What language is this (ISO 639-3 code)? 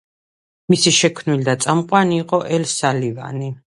kat